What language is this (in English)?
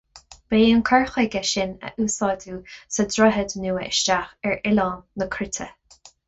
Irish